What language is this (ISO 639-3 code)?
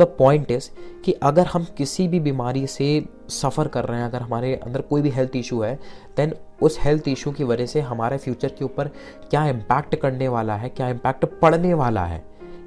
hin